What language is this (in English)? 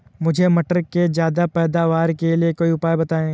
Hindi